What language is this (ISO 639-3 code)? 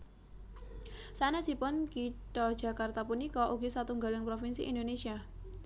jav